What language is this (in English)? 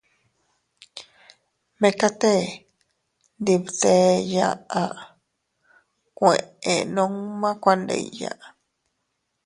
Teutila Cuicatec